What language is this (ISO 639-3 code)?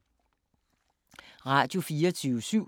dan